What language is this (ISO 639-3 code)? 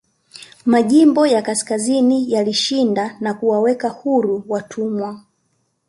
swa